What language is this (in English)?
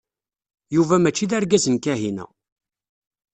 Kabyle